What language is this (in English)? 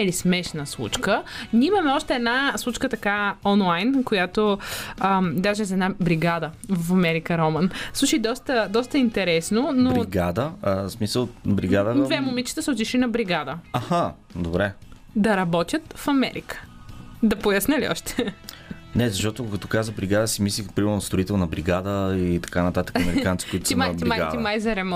Bulgarian